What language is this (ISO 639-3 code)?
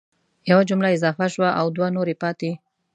pus